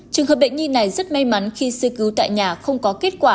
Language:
Vietnamese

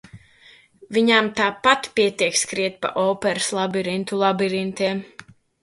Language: Latvian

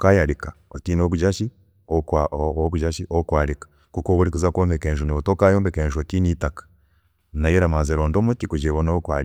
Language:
Chiga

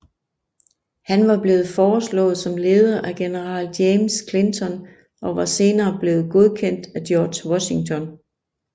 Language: Danish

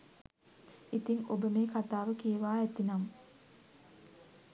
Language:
Sinhala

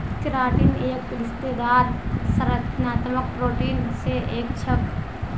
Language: Magahi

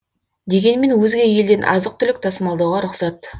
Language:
Kazakh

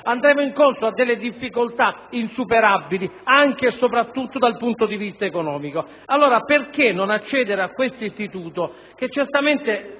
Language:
Italian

